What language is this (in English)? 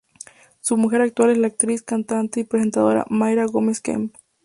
Spanish